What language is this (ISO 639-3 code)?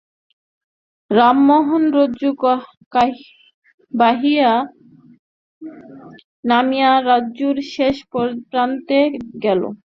ben